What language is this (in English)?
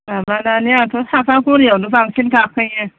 Bodo